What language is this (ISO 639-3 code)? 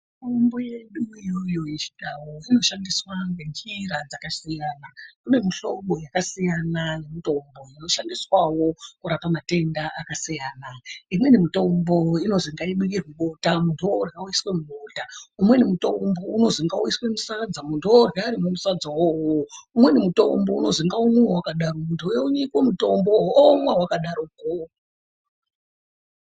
ndc